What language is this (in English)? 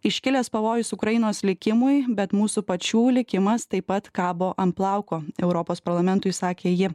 Lithuanian